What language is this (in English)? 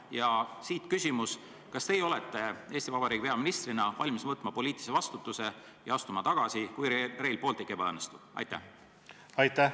Estonian